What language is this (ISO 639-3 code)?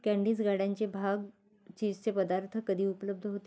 mar